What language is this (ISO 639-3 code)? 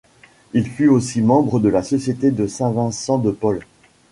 fra